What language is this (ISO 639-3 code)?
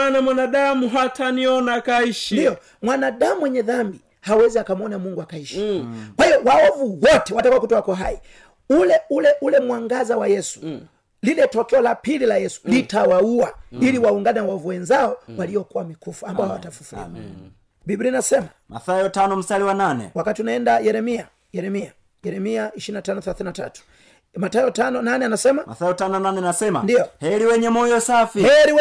swa